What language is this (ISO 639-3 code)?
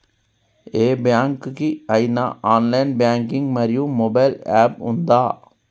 tel